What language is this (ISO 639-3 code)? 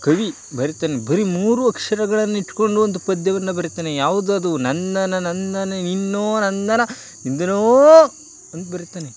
kan